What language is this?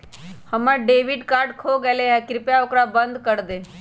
Magahi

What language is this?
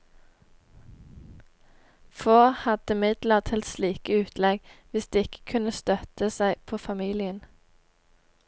Norwegian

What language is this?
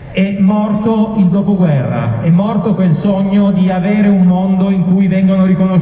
Italian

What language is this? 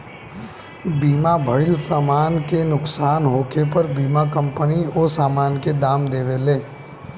Bhojpuri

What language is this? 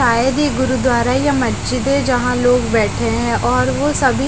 Hindi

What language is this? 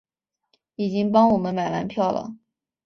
Chinese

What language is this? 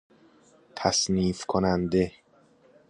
Persian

